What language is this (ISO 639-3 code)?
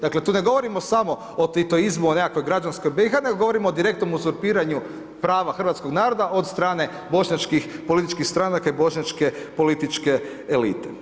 hrv